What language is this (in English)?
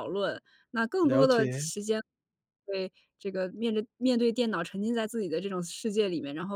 Chinese